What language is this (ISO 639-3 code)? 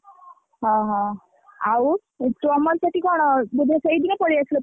ori